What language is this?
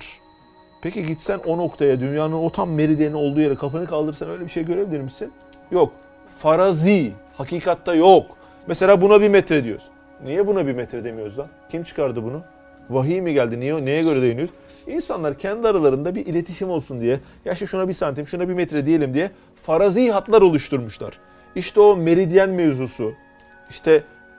Turkish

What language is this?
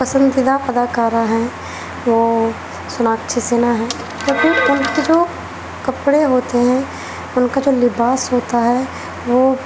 Urdu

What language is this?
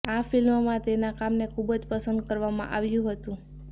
Gujarati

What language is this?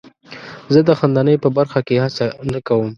Pashto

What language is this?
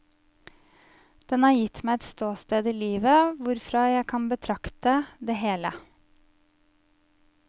Norwegian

